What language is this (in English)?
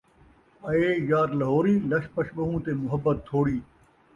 Saraiki